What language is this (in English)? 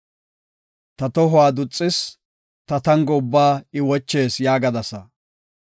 Gofa